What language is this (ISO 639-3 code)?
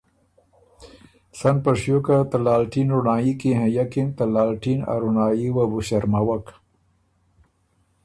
oru